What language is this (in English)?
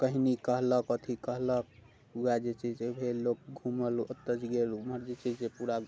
Maithili